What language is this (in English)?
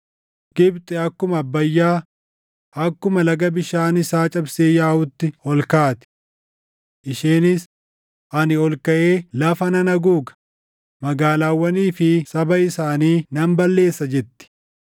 Oromo